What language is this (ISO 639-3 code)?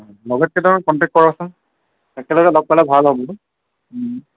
asm